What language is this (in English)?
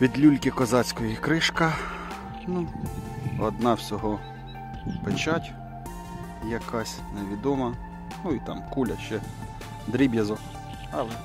Ukrainian